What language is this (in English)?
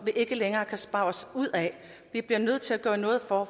Danish